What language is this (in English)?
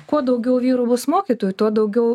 Lithuanian